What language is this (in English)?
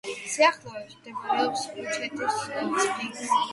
Georgian